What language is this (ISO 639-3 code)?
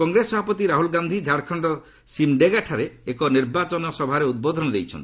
ori